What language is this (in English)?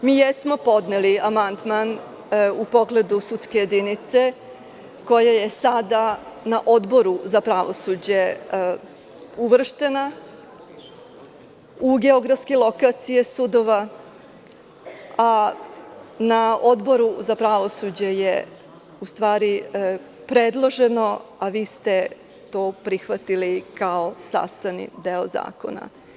Serbian